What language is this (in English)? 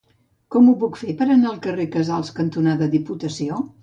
Catalan